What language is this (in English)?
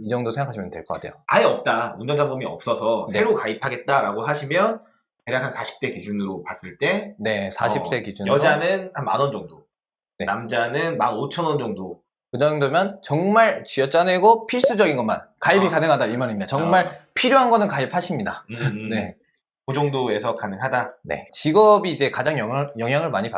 Korean